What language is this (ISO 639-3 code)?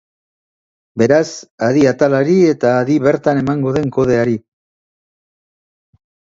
eus